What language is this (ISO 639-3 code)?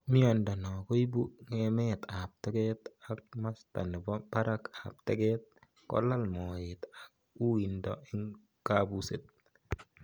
kln